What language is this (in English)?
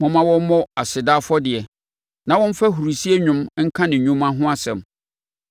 Akan